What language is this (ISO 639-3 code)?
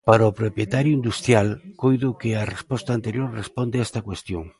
glg